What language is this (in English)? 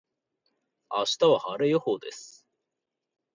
Japanese